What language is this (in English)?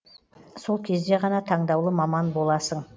Kazakh